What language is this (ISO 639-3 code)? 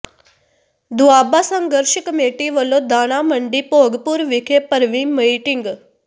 pan